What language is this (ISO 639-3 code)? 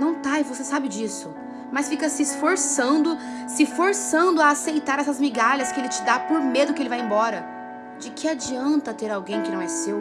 por